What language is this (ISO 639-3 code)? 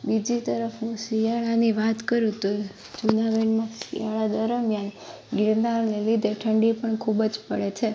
guj